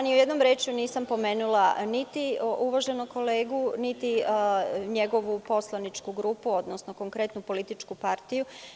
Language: Serbian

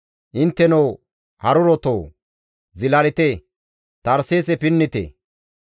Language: Gamo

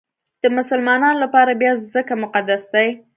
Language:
Pashto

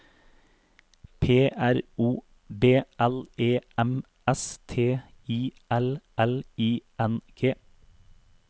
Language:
Norwegian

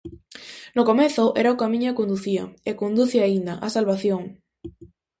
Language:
Galician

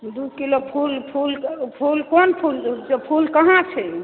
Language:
Maithili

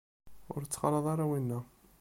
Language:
Kabyle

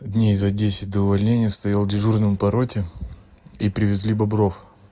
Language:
Russian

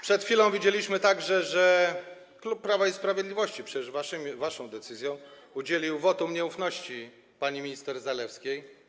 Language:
Polish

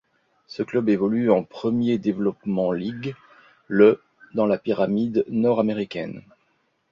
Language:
French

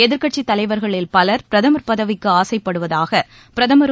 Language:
Tamil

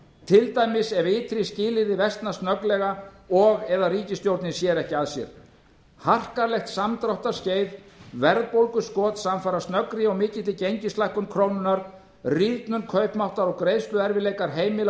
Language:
Icelandic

